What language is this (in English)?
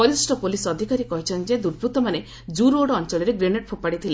Odia